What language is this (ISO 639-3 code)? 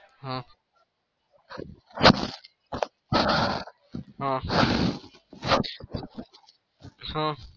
guj